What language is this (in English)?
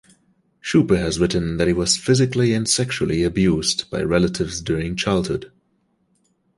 English